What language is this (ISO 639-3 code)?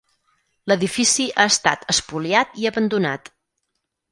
cat